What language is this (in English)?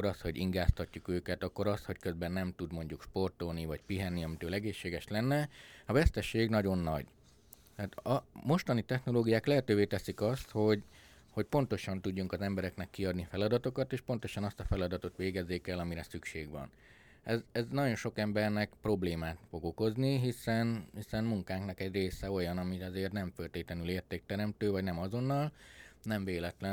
Hungarian